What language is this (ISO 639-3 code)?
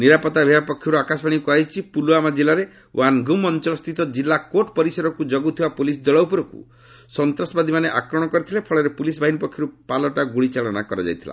ori